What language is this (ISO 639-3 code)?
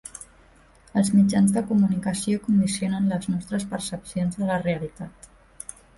cat